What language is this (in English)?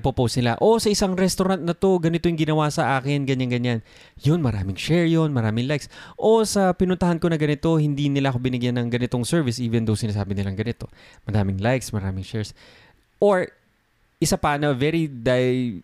Filipino